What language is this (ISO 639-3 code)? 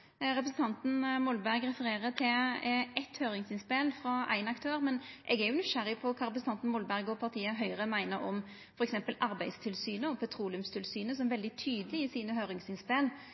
nno